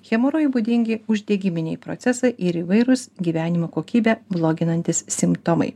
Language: Lithuanian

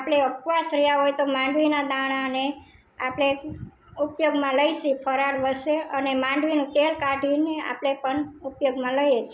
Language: Gujarati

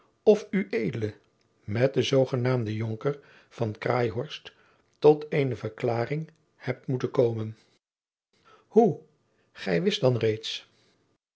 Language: Dutch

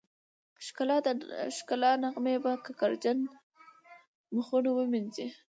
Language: Pashto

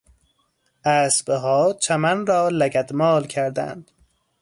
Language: Persian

